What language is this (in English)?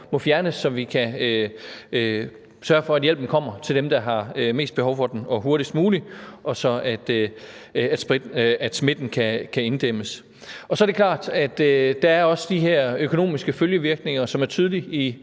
Danish